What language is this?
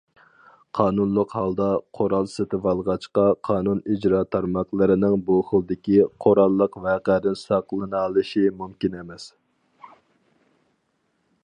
Uyghur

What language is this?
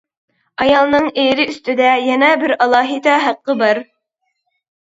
Uyghur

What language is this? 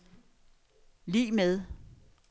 Danish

